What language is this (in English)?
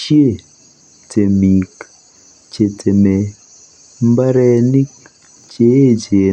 Kalenjin